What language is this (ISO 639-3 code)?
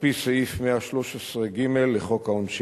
heb